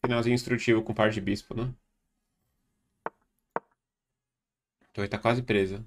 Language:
Portuguese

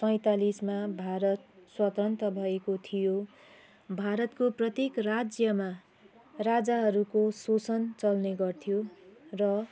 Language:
Nepali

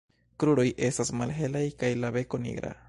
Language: Esperanto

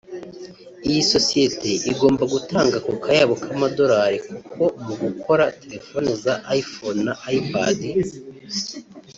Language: Kinyarwanda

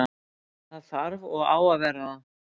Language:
Icelandic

